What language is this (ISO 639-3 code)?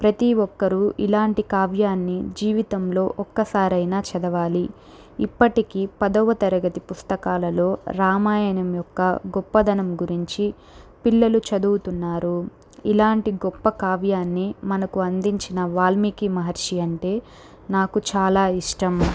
tel